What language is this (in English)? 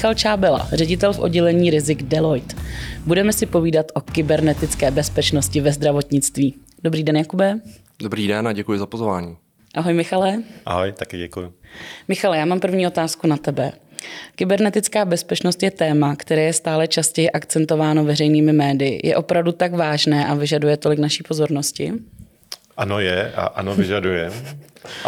Czech